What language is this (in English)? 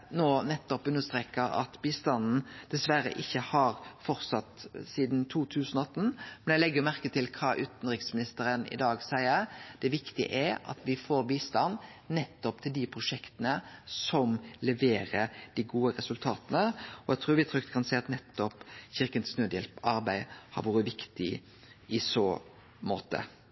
Norwegian Nynorsk